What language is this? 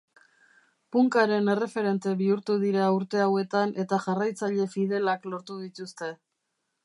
Basque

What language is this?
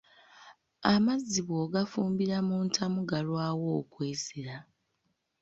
Ganda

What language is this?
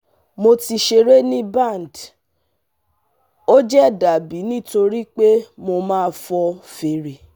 Yoruba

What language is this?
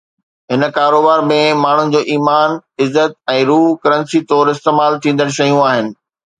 Sindhi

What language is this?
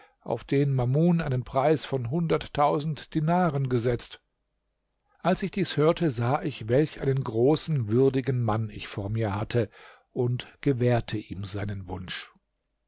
German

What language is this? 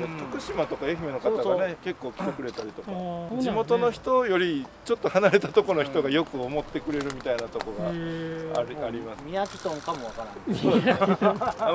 Japanese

